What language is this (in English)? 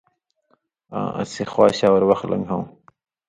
Indus Kohistani